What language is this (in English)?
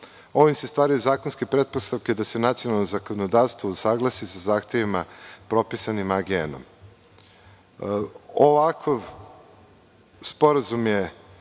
Serbian